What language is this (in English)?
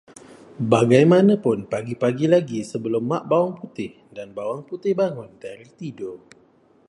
Malay